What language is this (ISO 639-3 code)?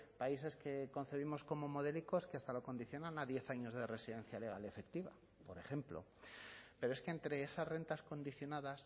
spa